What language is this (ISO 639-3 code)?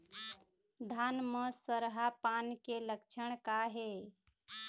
hne